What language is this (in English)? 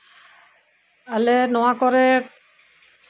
Santali